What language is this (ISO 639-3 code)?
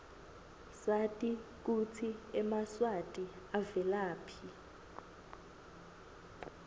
ssw